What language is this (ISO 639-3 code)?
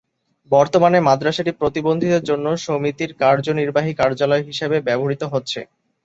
ben